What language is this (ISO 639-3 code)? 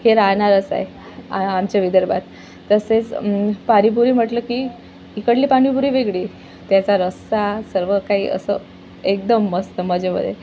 mar